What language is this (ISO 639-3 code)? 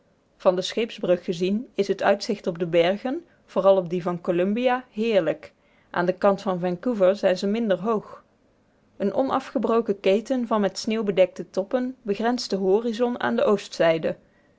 nld